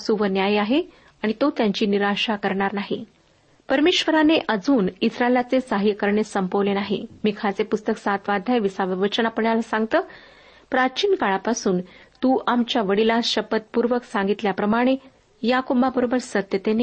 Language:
Marathi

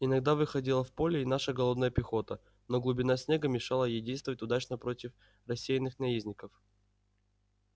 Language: Russian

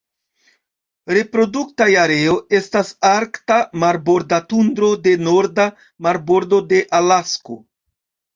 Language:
Esperanto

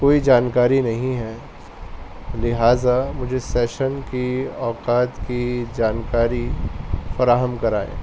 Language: Urdu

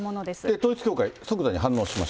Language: Japanese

